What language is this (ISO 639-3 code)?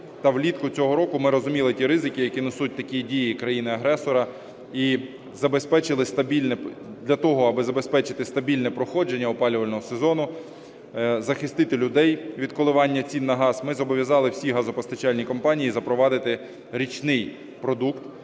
ukr